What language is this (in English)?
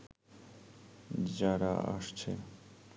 Bangla